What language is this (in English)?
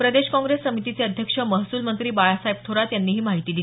Marathi